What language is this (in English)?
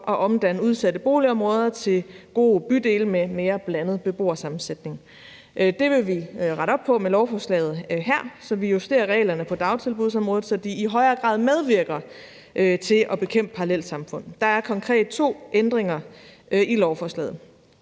Danish